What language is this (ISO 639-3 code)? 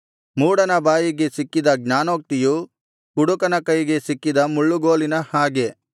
kan